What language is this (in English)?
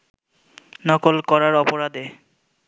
Bangla